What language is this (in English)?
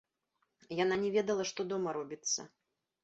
Belarusian